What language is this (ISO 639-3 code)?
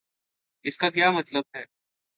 urd